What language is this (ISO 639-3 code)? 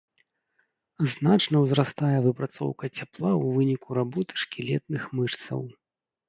bel